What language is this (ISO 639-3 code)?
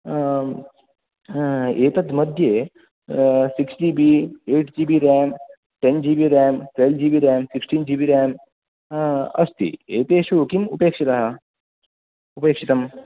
san